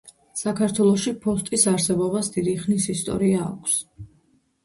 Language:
Georgian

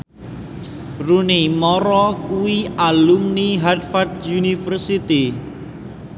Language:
Javanese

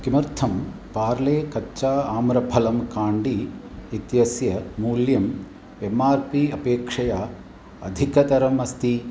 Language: Sanskrit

